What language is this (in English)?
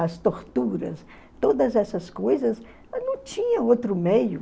Portuguese